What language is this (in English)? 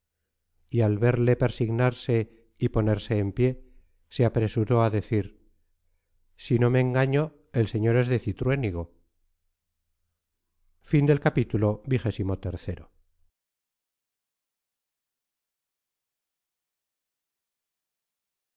Spanish